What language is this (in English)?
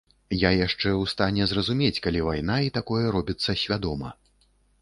Belarusian